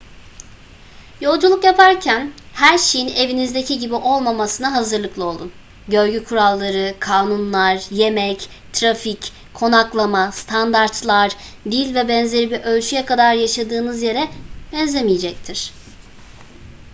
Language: Turkish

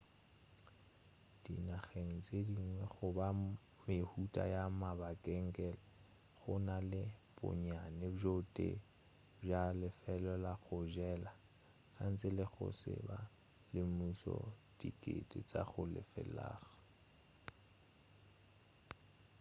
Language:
Northern Sotho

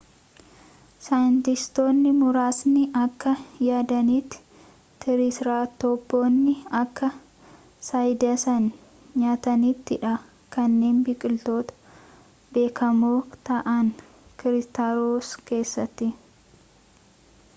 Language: Oromo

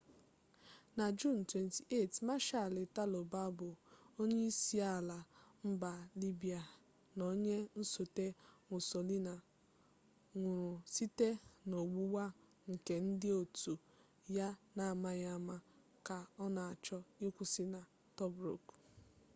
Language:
Igbo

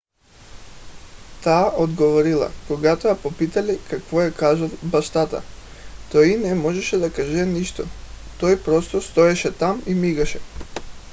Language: Bulgarian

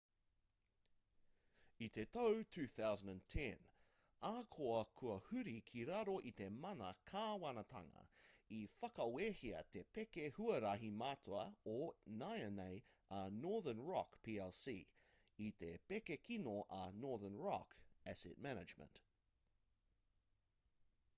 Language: Māori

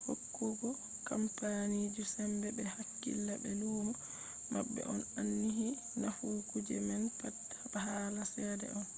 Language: Fula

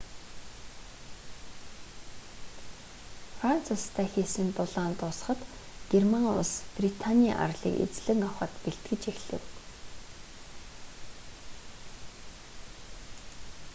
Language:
Mongolian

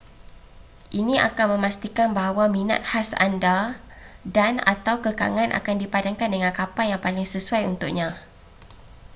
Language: Malay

